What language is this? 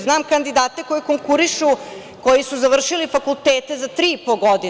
Serbian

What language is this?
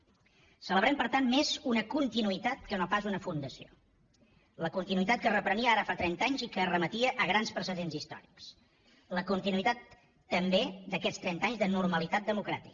Catalan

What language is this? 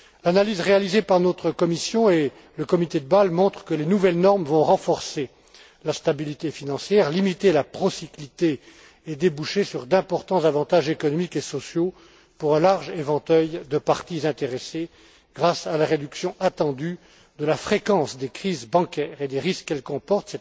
French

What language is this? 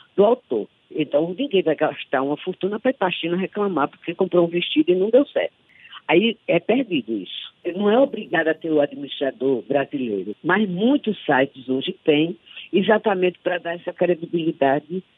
Portuguese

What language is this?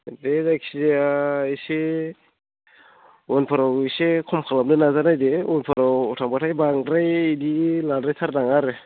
Bodo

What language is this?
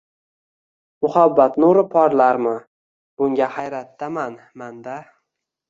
Uzbek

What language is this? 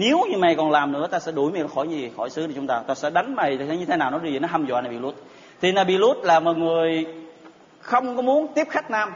Vietnamese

